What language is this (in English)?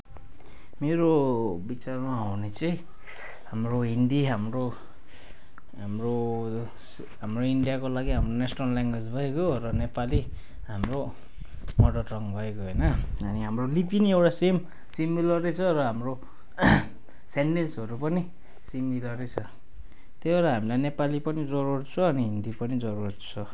Nepali